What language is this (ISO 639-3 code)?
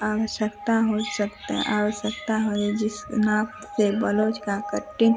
hin